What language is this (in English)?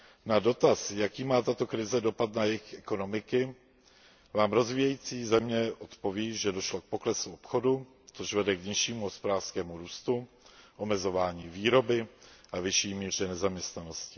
Czech